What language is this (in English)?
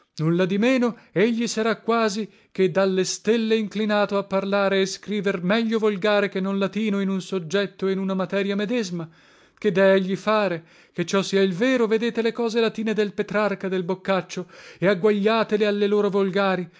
Italian